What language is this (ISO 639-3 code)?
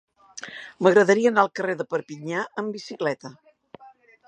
cat